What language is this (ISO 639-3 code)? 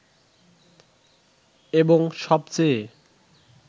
ben